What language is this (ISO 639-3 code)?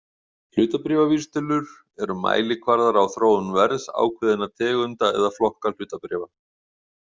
isl